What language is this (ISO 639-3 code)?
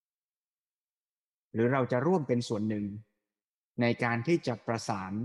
tha